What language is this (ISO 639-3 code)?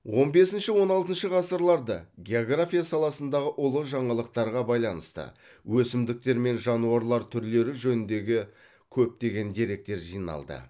kaz